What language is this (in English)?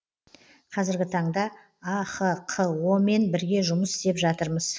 Kazakh